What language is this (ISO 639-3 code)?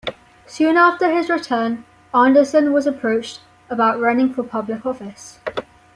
eng